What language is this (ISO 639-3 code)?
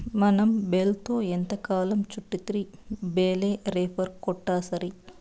tel